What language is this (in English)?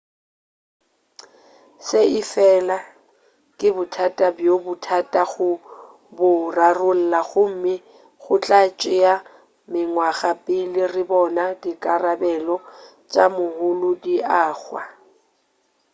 Northern Sotho